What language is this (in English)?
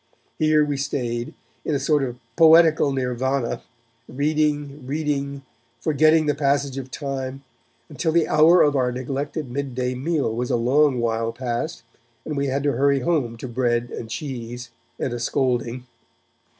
English